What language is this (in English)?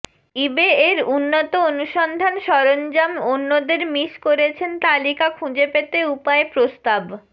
Bangla